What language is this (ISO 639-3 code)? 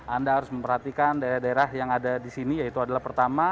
ind